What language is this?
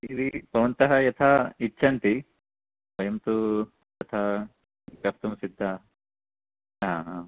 Sanskrit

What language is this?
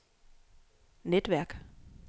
Danish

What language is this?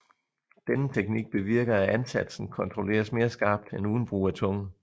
Danish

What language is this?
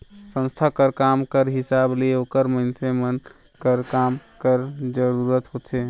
Chhattisgarhi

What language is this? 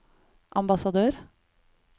Norwegian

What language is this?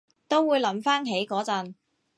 Cantonese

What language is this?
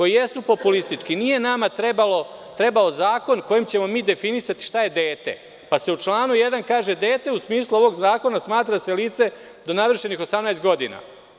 Serbian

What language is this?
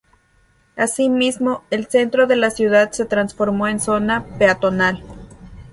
Spanish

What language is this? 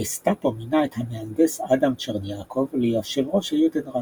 Hebrew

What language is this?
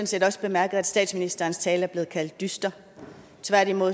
Danish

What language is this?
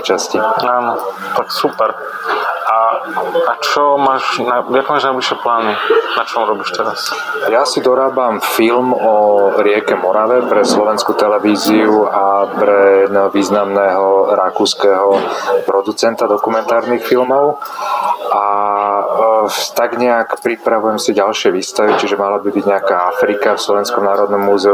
Slovak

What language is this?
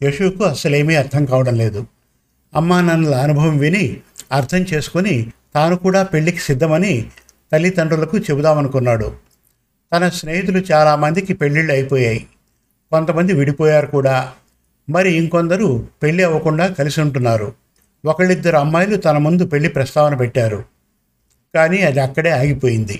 Telugu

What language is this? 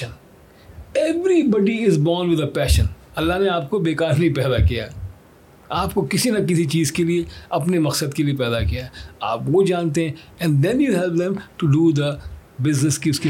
Urdu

